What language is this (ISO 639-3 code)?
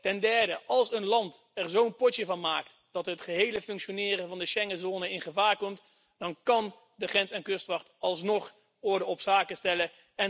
nld